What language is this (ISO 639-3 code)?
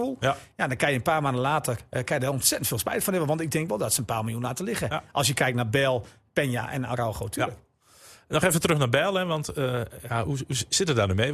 nld